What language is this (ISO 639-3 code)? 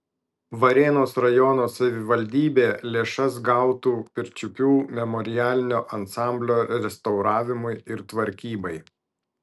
lit